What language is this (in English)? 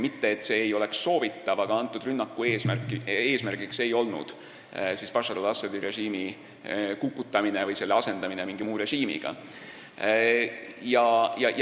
Estonian